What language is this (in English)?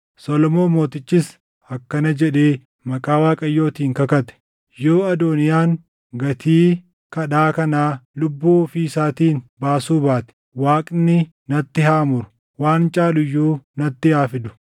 Oromo